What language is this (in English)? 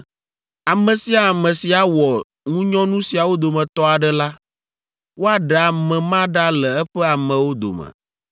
Ewe